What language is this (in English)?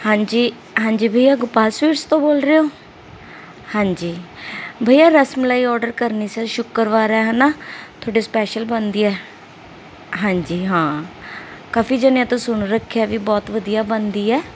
Punjabi